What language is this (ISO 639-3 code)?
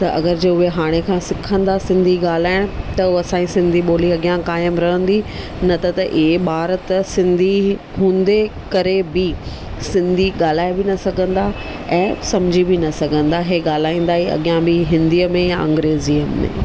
snd